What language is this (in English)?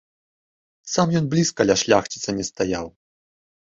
Belarusian